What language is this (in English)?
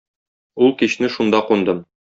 Tatar